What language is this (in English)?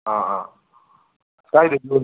Manipuri